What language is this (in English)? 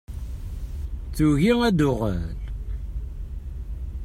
Kabyle